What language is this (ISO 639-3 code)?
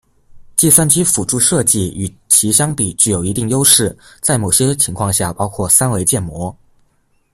zho